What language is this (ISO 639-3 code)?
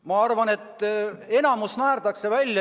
est